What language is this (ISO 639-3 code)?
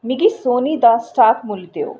doi